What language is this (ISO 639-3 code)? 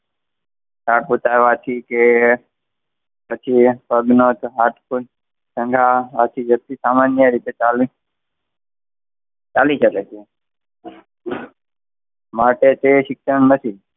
guj